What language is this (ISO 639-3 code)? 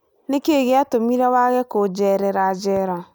kik